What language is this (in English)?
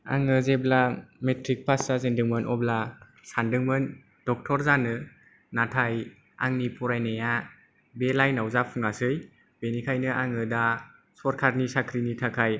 Bodo